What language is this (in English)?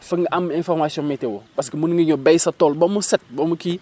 Wolof